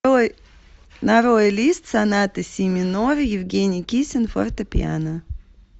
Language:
Russian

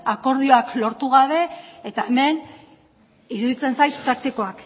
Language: Basque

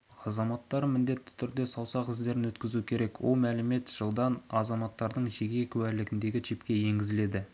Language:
Kazakh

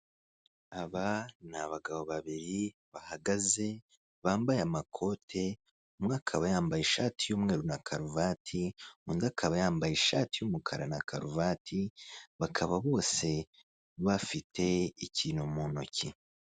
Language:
Kinyarwanda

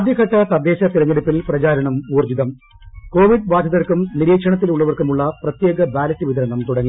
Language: Malayalam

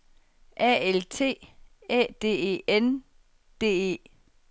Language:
Danish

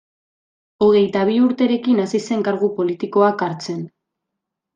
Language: Basque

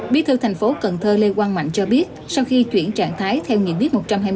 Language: Vietnamese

